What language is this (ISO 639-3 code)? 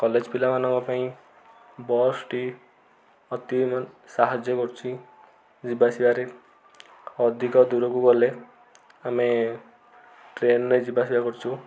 ori